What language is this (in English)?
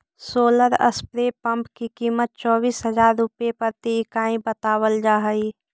Magahi